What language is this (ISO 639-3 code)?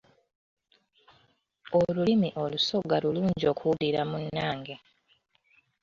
lug